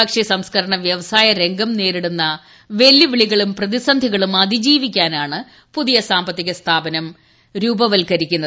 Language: Malayalam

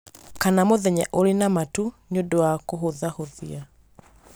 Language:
Kikuyu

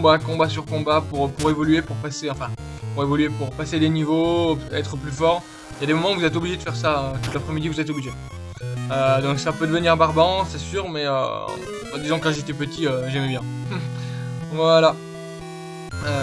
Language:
French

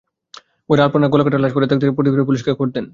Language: Bangla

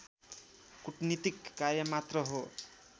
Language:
Nepali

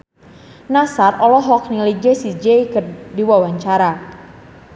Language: Sundanese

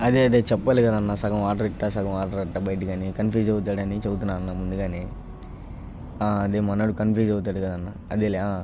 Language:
Telugu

